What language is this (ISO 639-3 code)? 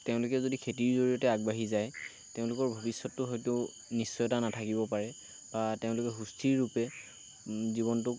asm